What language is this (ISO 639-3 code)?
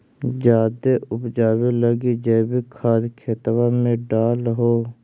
mag